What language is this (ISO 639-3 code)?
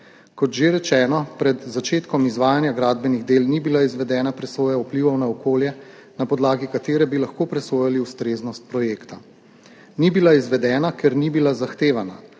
slv